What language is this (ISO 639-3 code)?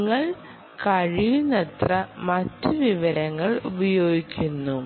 mal